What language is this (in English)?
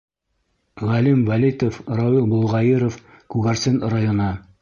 Bashkir